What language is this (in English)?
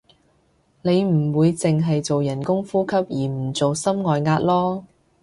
Cantonese